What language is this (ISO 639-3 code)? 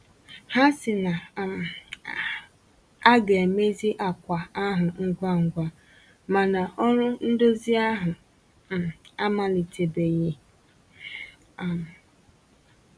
ibo